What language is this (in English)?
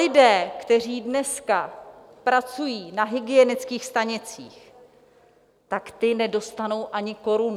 Czech